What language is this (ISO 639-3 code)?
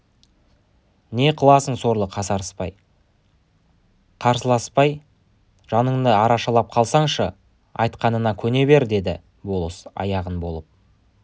kaz